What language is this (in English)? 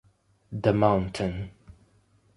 Italian